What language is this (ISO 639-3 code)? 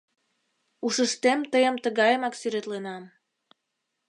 chm